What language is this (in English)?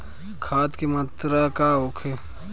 Bhojpuri